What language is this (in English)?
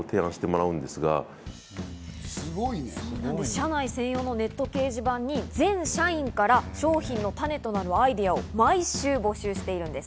Japanese